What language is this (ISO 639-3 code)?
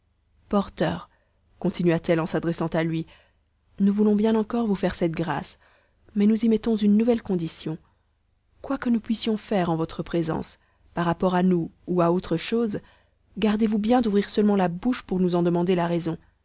fra